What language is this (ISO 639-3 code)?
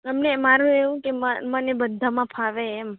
guj